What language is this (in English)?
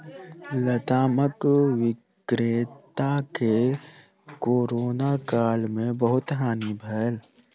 Maithili